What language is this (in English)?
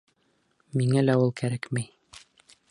Bashkir